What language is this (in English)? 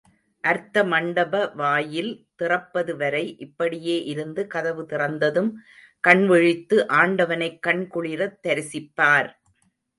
Tamil